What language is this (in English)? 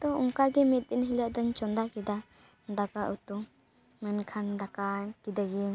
Santali